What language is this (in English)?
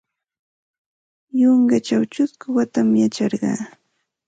Santa Ana de Tusi Pasco Quechua